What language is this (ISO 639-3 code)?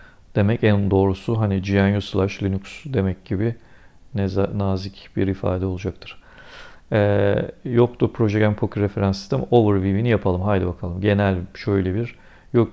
tur